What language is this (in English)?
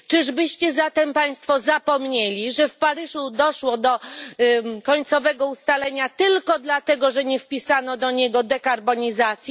Polish